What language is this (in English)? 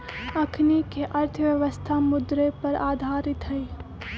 Magahi